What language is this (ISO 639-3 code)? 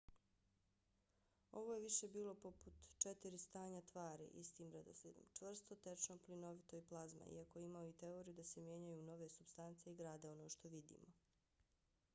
bos